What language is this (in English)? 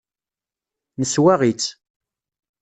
Kabyle